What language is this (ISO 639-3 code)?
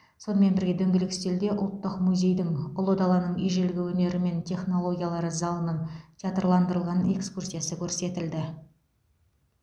kaz